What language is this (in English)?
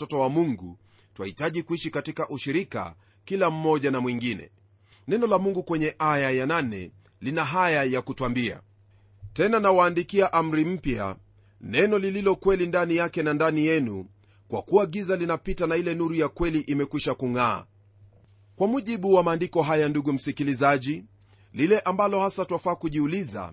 Swahili